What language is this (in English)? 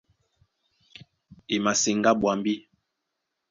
Duala